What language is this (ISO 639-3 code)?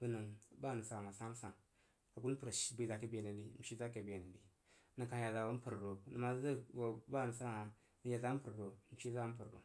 juo